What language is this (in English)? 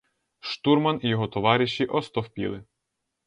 Ukrainian